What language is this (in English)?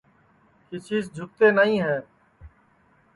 Sansi